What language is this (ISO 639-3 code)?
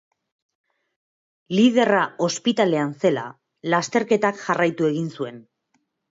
eus